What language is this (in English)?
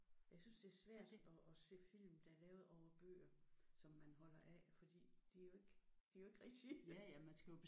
Danish